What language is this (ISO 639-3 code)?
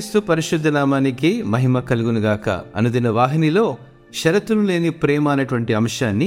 tel